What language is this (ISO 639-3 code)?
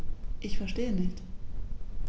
deu